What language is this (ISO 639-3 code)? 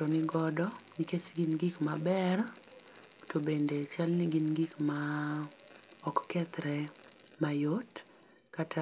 luo